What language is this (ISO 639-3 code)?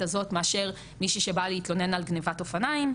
heb